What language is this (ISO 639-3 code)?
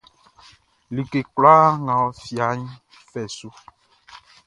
bci